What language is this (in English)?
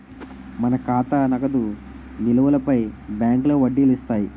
Telugu